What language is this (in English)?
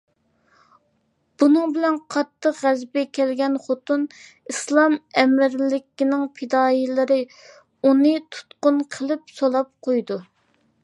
Uyghur